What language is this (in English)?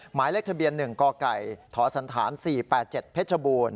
Thai